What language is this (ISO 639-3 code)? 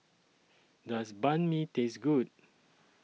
eng